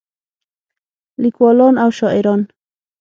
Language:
Pashto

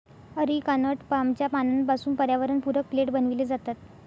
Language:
Marathi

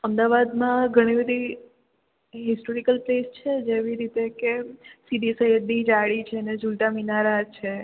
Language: Gujarati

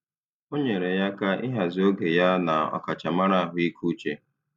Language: Igbo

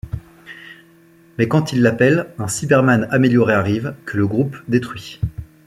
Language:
French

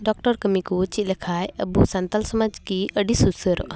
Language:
Santali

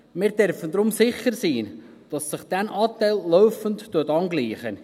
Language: Swiss German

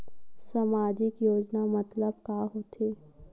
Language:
Chhattisgarhi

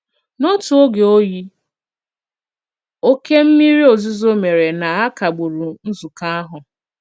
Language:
Igbo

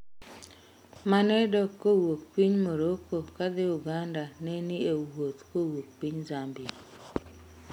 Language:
Luo (Kenya and Tanzania)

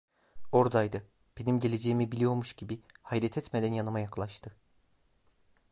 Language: Turkish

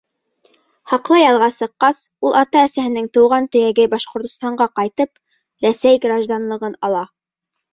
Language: Bashkir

